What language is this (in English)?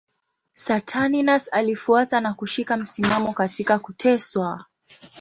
Swahili